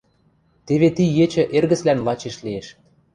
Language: Western Mari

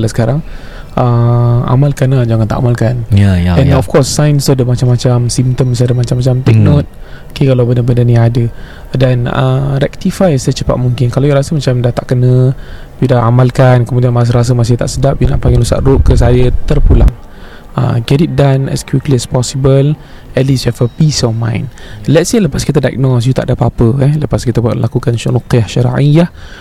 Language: Malay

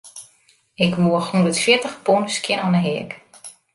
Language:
Western Frisian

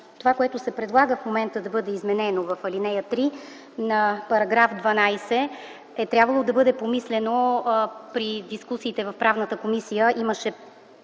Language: Bulgarian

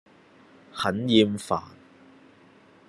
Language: Cantonese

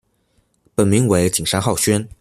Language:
Chinese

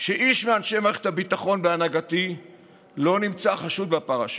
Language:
Hebrew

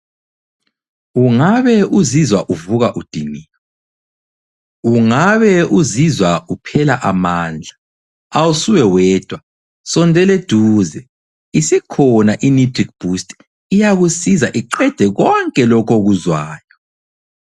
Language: North Ndebele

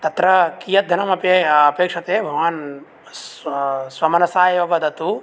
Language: Sanskrit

